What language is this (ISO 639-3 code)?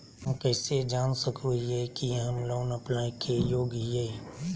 mag